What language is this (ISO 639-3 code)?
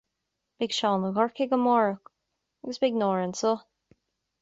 gle